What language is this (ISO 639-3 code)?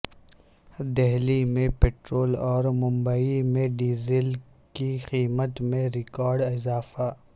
urd